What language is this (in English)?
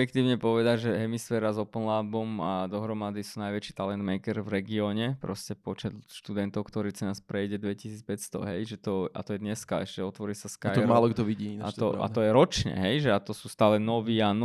Slovak